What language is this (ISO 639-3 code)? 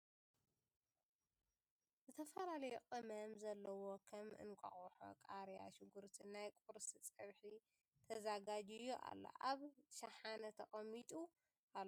tir